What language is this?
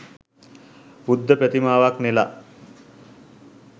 Sinhala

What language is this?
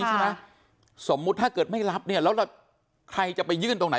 Thai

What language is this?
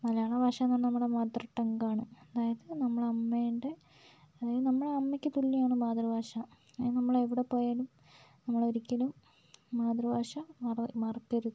Malayalam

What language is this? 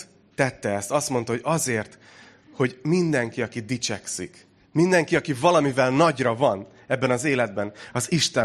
Hungarian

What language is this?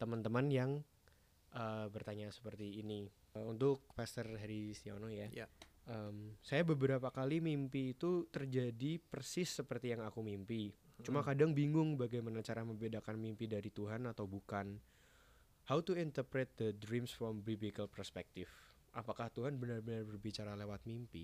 Indonesian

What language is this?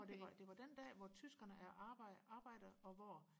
Danish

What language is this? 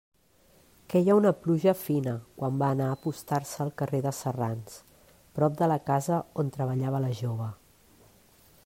Catalan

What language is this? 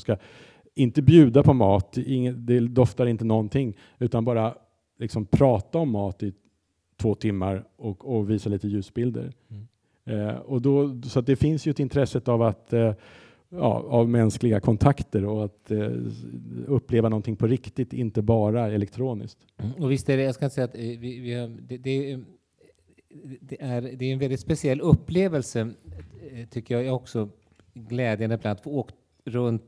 Swedish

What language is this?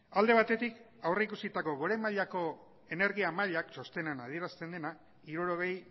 Basque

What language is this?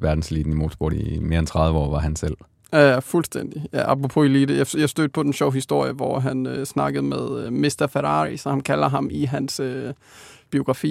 Danish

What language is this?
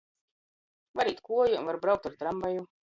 Latgalian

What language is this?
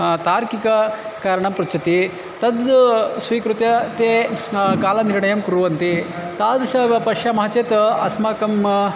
Sanskrit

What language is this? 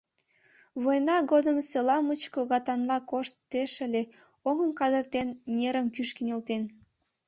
Mari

